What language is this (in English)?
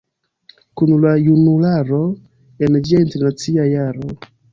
Esperanto